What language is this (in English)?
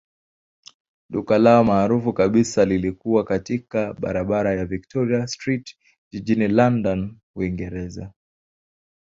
Swahili